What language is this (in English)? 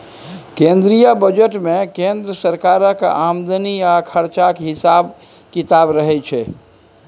Maithili